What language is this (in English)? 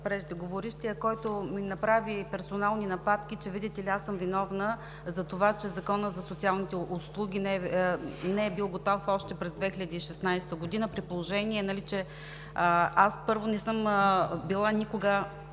Bulgarian